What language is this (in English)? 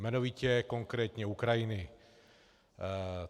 Czech